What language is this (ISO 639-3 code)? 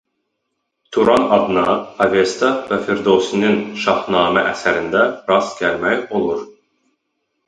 aze